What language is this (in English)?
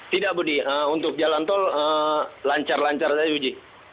Indonesian